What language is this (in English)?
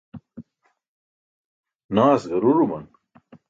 Burushaski